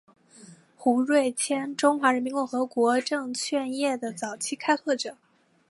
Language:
Chinese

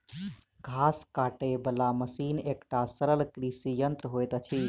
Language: Maithili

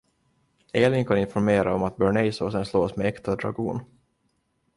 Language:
Swedish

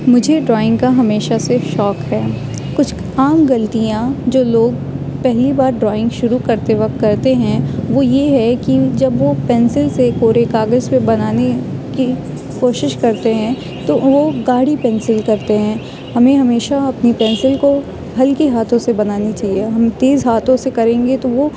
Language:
Urdu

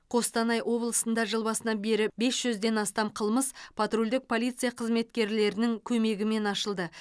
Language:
Kazakh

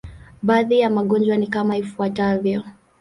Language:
Swahili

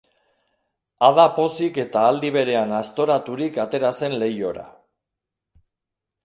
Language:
Basque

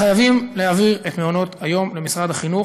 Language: Hebrew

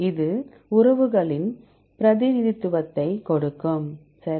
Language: Tamil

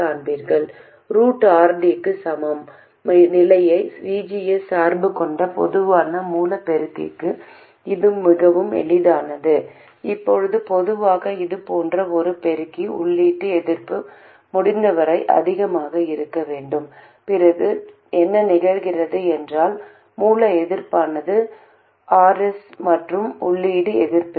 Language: Tamil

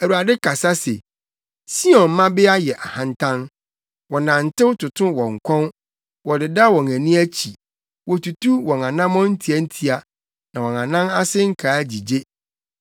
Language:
Akan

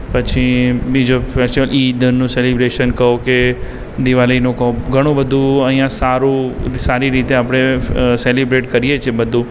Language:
Gujarati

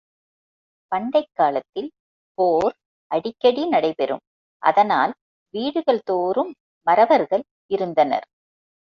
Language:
Tamil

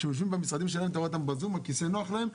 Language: Hebrew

